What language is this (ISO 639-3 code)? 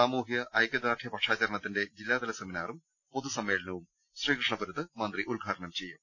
mal